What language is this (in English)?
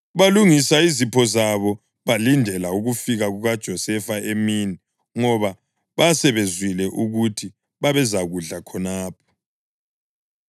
North Ndebele